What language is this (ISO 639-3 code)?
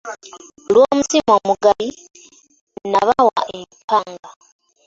lug